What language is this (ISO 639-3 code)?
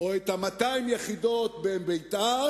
heb